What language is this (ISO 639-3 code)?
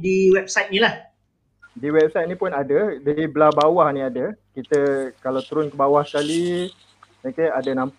msa